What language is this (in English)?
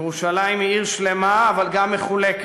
Hebrew